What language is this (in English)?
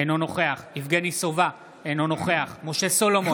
Hebrew